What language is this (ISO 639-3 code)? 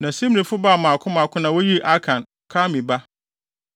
aka